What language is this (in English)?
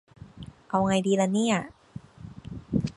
Thai